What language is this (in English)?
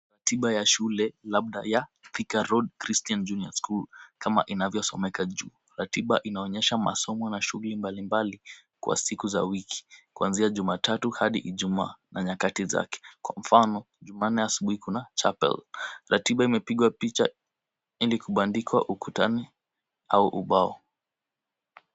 Swahili